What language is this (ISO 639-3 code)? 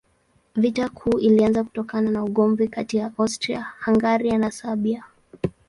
swa